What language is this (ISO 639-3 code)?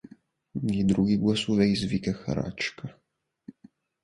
bul